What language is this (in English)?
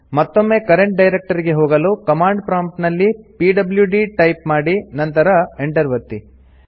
Kannada